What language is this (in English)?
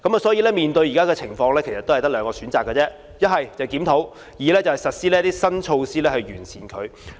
Cantonese